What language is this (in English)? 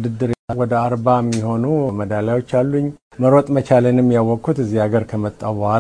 Amharic